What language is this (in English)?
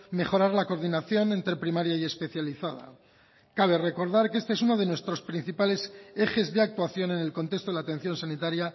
Spanish